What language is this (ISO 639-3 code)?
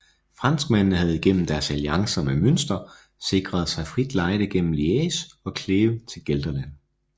dan